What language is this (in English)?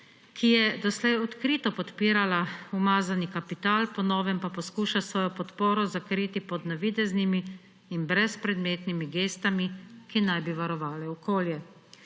Slovenian